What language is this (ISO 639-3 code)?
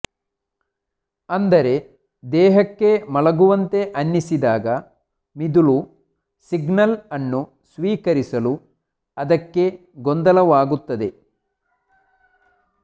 kan